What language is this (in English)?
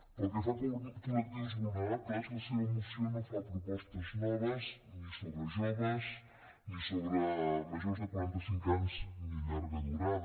Catalan